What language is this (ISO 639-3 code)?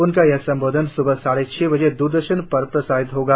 hin